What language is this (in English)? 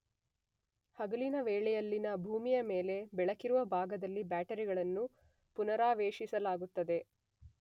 Kannada